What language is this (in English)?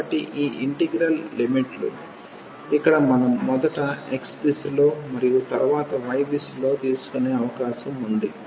Telugu